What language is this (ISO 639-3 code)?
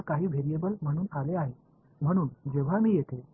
tam